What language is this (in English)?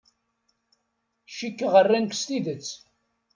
Kabyle